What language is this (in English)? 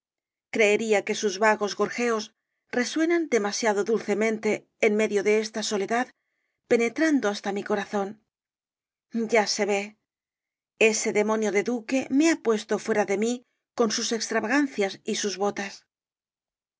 Spanish